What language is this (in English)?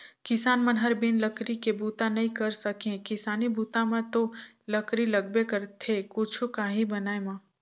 Chhattisgarhi